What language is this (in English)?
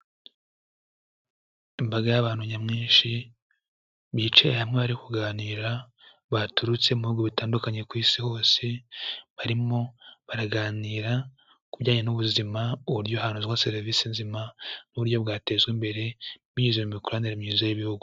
Kinyarwanda